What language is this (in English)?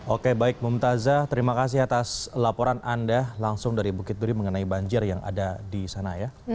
Indonesian